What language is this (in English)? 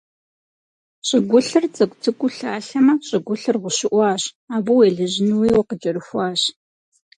Kabardian